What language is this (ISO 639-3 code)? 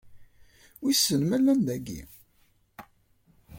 kab